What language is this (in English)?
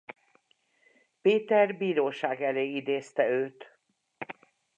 Hungarian